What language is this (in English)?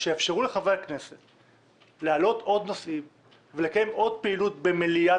Hebrew